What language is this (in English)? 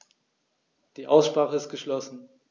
German